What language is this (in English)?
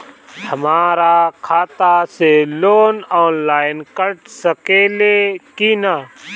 Bhojpuri